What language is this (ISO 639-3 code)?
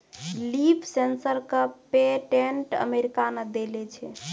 mai